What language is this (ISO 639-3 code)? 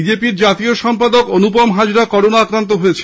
ben